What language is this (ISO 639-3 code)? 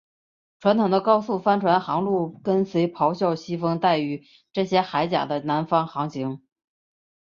zho